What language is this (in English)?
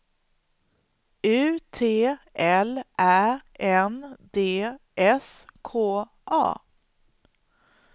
Swedish